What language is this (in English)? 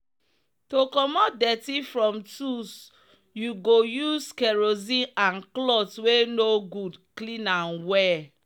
Nigerian Pidgin